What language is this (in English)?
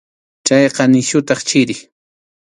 Arequipa-La Unión Quechua